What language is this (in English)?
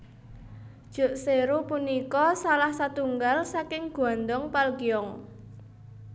Javanese